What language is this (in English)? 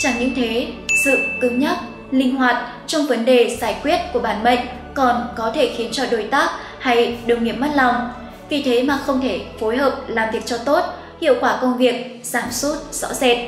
Vietnamese